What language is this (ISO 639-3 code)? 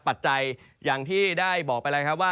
tha